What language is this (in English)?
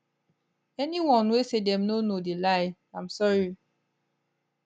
Nigerian Pidgin